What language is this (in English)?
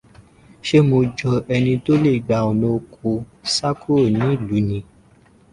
Yoruba